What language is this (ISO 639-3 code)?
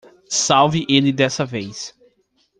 por